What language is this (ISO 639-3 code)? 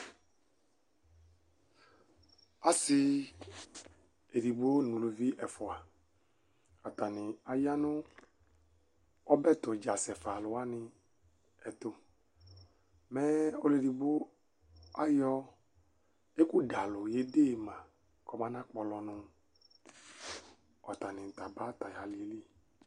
kpo